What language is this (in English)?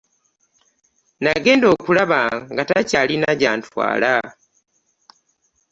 Ganda